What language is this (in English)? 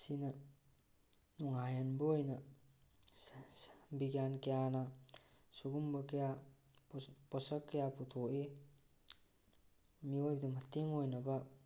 Manipuri